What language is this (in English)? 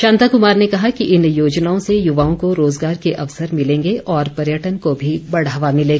Hindi